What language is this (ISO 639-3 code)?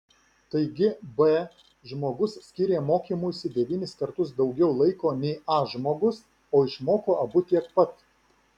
lit